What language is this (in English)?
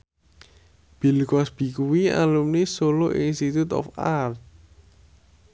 Javanese